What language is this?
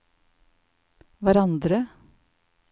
Norwegian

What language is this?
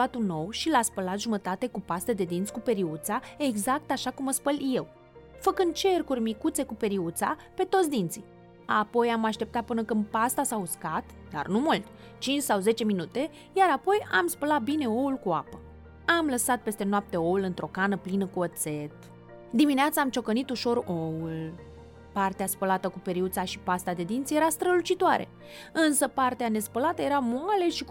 Romanian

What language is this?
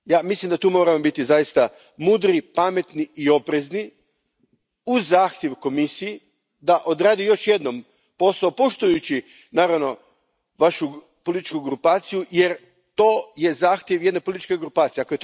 Croatian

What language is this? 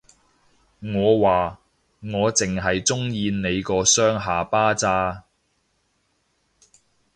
Cantonese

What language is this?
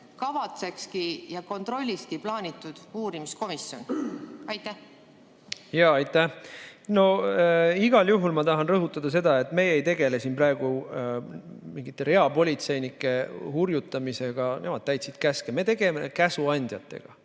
Estonian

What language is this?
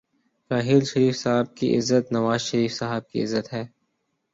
Urdu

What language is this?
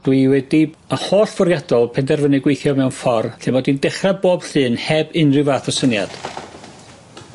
Welsh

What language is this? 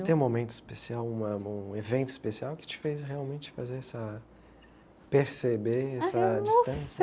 Portuguese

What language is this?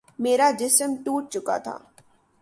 Urdu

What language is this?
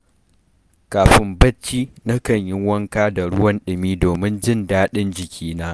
Hausa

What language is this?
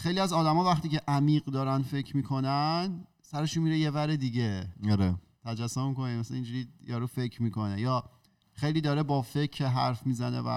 Persian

